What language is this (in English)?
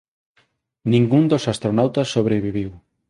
Galician